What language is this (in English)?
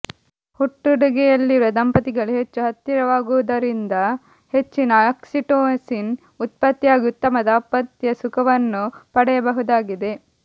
Kannada